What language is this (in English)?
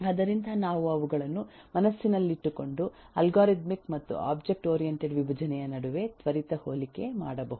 Kannada